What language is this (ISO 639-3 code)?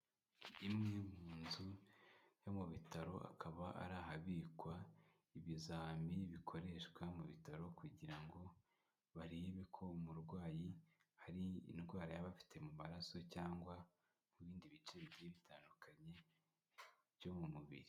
kin